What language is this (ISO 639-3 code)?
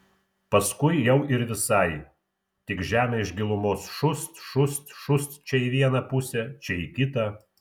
lit